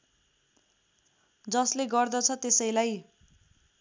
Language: Nepali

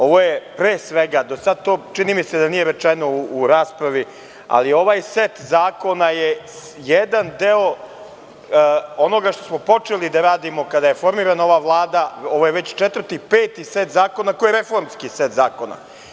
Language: Serbian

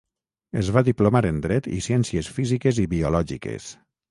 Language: Catalan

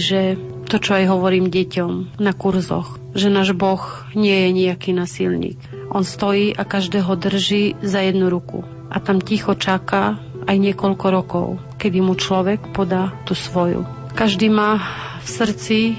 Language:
Slovak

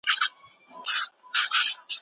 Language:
Pashto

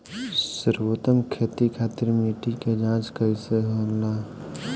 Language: Bhojpuri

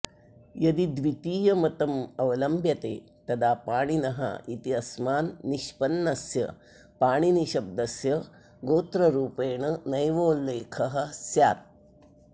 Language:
Sanskrit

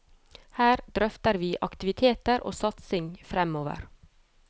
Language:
Norwegian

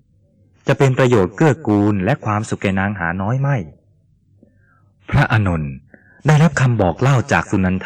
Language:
Thai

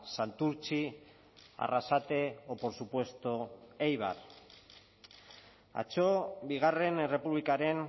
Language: Basque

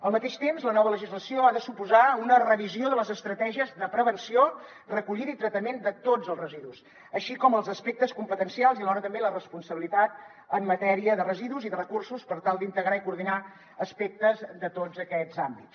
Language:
Catalan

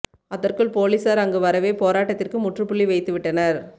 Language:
Tamil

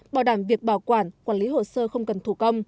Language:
Vietnamese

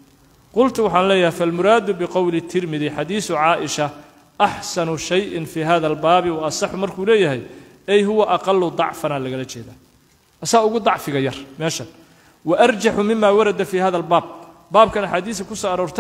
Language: Arabic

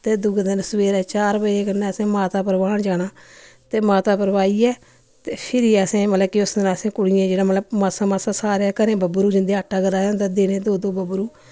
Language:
Dogri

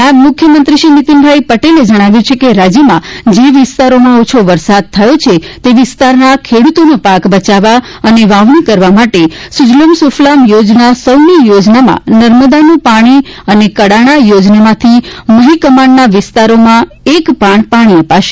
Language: Gujarati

